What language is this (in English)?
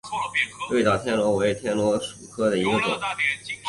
Chinese